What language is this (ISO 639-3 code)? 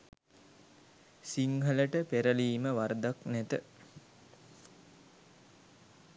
sin